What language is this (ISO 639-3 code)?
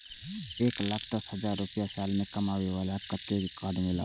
mai